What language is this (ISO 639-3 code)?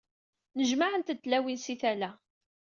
kab